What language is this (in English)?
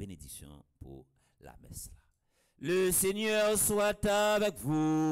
French